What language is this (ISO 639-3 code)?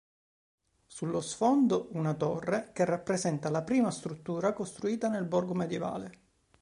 ita